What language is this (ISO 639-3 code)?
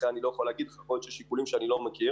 heb